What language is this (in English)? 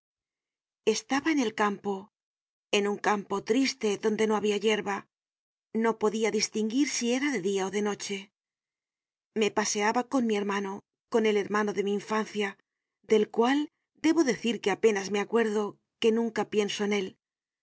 Spanish